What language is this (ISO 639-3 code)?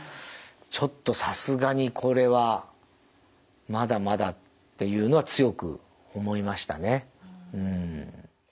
jpn